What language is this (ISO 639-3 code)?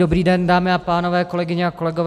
ces